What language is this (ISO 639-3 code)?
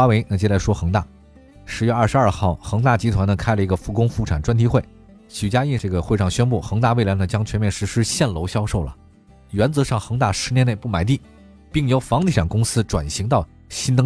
zho